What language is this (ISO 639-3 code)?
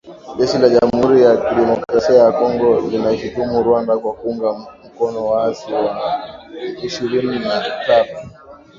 swa